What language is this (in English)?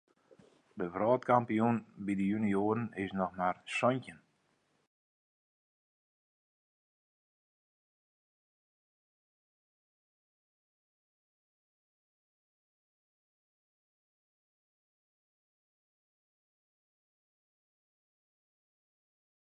Western Frisian